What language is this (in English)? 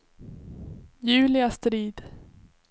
Swedish